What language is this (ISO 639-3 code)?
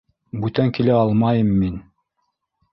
bak